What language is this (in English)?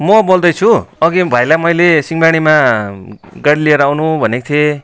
Nepali